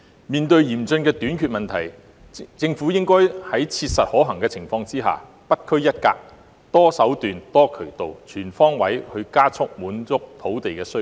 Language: Cantonese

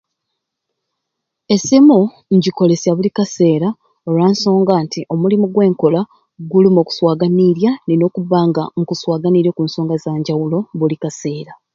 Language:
Ruuli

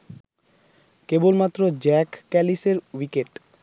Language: Bangla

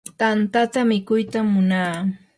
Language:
Yanahuanca Pasco Quechua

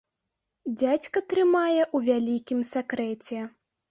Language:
Belarusian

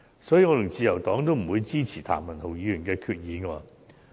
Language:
Cantonese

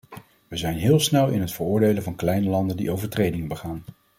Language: Dutch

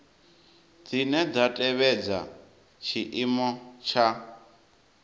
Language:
Venda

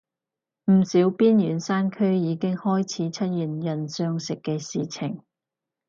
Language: Cantonese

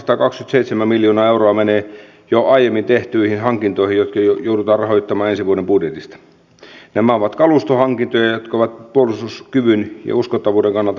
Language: Finnish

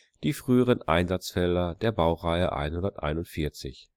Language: German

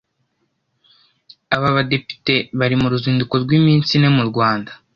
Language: Kinyarwanda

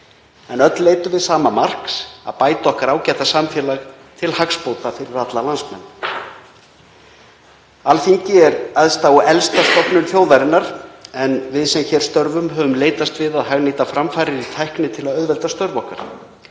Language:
Icelandic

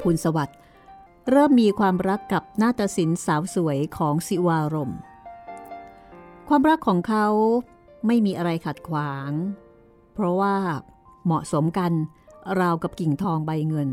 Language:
Thai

